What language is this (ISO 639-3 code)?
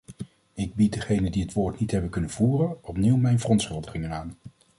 nld